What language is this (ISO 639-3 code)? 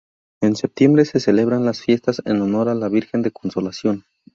spa